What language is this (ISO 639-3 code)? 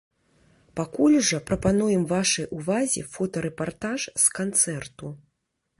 bel